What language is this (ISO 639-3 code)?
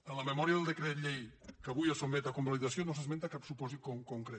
cat